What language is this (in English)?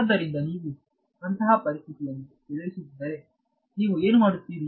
Kannada